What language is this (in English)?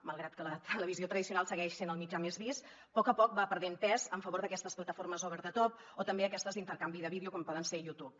Catalan